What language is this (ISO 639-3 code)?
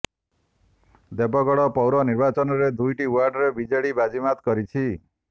ori